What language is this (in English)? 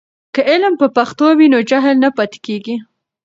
Pashto